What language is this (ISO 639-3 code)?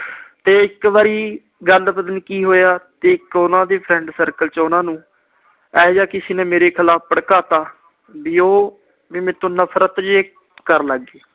pan